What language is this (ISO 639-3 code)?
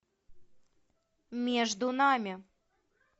rus